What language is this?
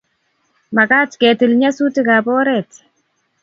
Kalenjin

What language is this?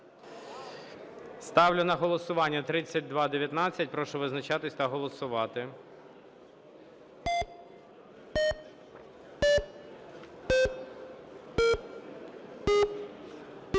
Ukrainian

